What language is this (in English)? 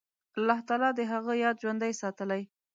Pashto